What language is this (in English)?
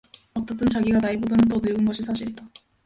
Korean